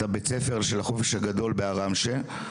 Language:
Hebrew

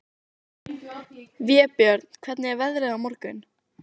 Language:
Icelandic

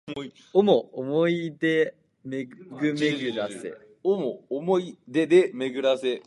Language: Japanese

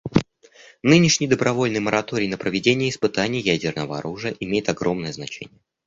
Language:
Russian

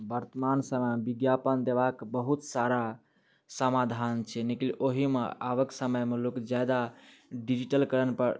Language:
Maithili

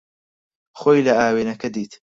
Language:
Central Kurdish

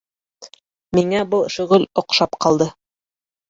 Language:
Bashkir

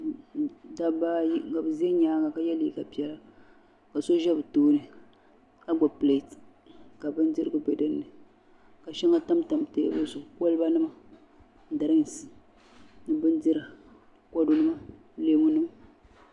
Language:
Dagbani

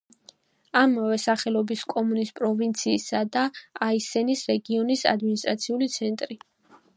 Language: Georgian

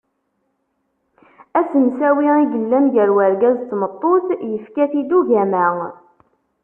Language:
Kabyle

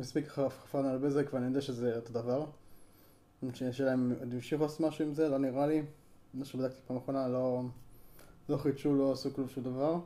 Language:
Hebrew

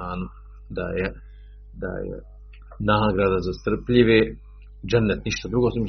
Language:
Croatian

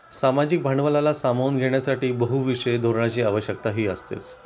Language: Marathi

